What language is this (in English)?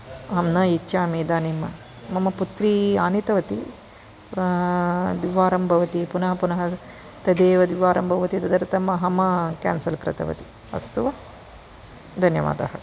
Sanskrit